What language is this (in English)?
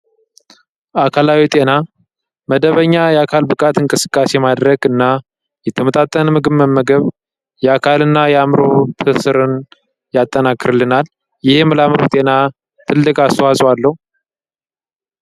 Amharic